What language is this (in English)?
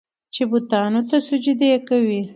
Pashto